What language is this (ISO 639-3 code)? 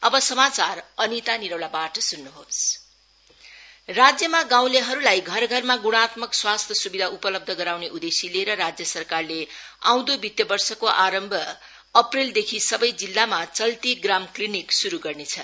nep